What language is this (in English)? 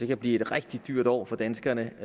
Danish